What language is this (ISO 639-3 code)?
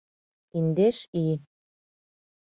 chm